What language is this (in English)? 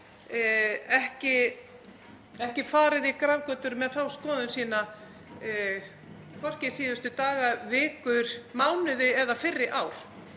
Icelandic